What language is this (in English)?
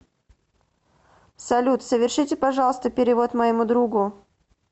Russian